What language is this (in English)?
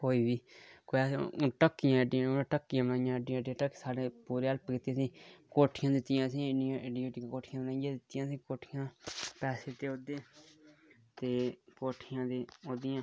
Dogri